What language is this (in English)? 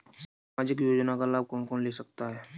Hindi